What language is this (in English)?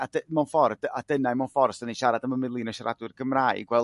Welsh